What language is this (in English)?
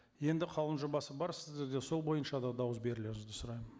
Kazakh